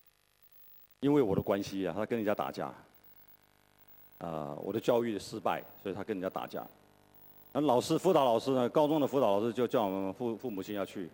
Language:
Chinese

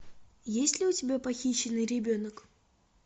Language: Russian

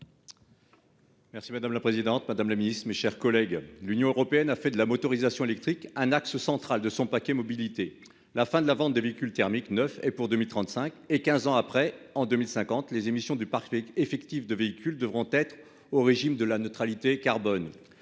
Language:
French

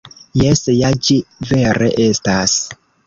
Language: Esperanto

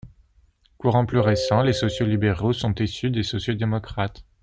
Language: French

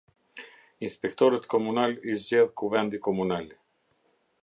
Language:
Albanian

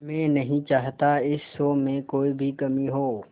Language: Hindi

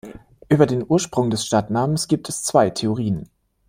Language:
German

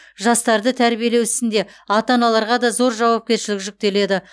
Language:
Kazakh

